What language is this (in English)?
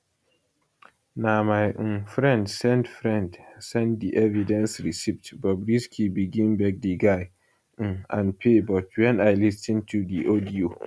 Nigerian Pidgin